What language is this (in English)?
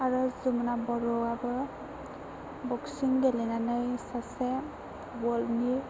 Bodo